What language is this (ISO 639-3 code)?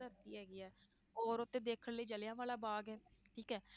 pan